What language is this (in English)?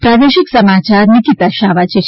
Gujarati